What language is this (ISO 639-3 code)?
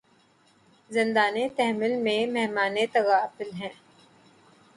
urd